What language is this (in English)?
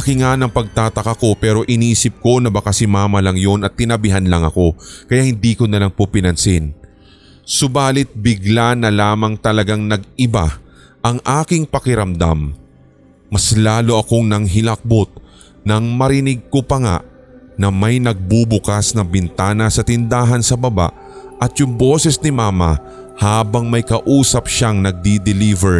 Filipino